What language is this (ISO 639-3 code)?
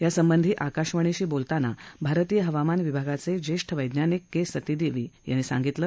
mar